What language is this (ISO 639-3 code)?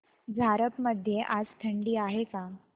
mar